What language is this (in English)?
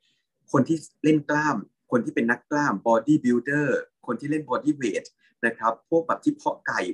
Thai